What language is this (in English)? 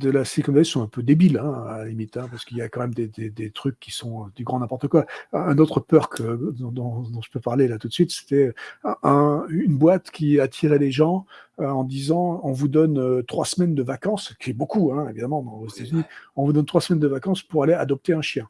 French